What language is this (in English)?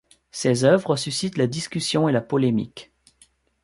French